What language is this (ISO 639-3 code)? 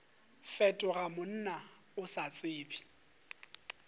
nso